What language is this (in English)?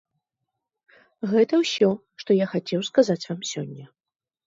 Belarusian